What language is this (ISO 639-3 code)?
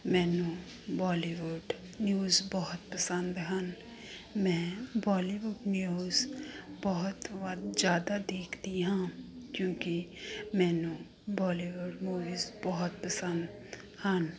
pan